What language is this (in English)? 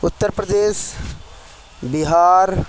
Urdu